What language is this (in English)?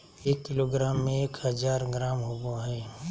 Magahi